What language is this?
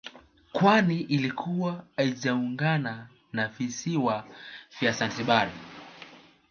Swahili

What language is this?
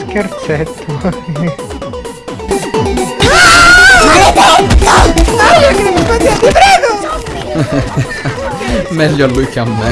Italian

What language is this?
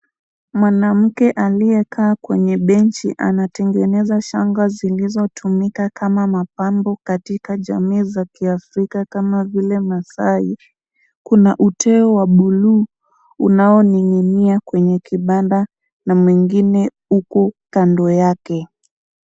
Swahili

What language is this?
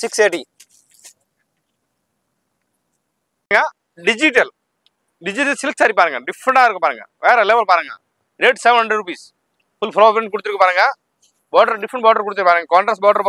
Tamil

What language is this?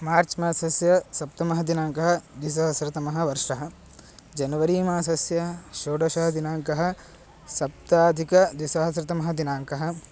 Sanskrit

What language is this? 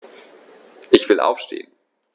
German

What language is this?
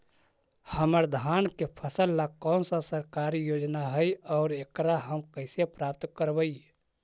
Magahi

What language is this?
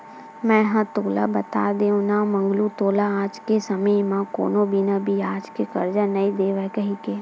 Chhattisgarhi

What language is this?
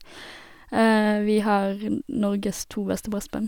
Norwegian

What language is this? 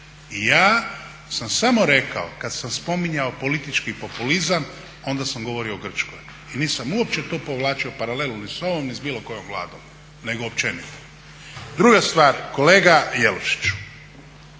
Croatian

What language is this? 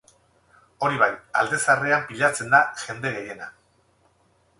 Basque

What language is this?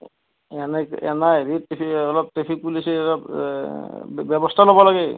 Assamese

